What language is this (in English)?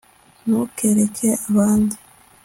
Kinyarwanda